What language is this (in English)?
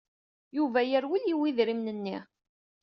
Kabyle